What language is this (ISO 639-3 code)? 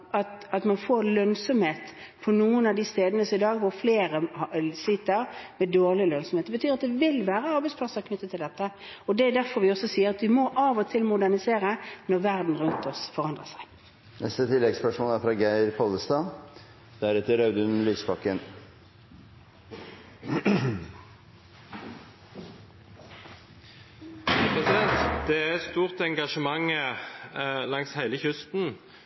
nor